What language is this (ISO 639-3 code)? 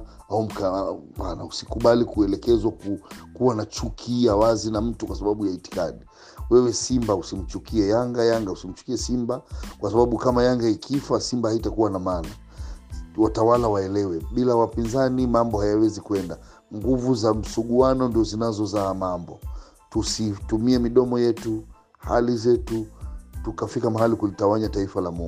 swa